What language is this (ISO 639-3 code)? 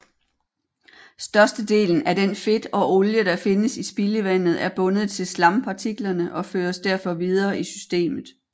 dan